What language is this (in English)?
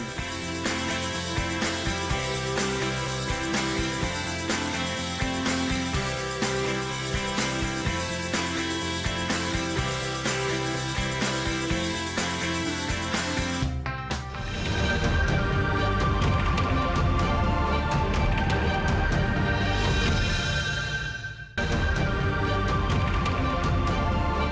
Indonesian